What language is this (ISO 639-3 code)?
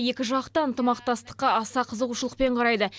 kaz